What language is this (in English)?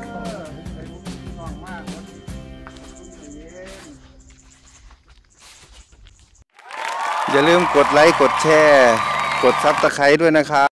Thai